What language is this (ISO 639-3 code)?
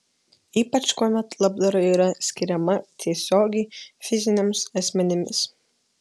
lit